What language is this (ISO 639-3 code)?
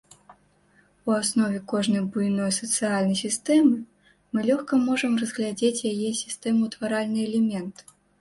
bel